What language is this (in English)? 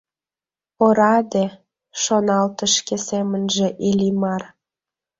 Mari